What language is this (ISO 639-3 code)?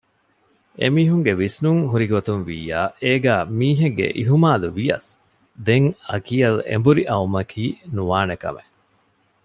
div